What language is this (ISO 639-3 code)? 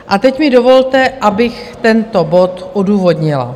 ces